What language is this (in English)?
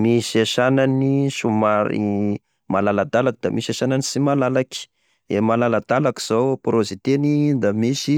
Tesaka Malagasy